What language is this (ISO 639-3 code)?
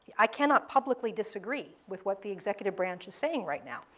eng